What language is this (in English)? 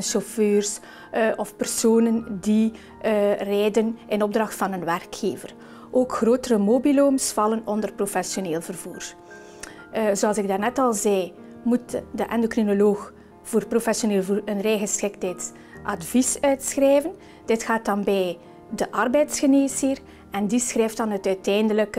Dutch